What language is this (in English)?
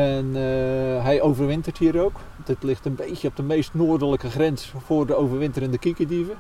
Dutch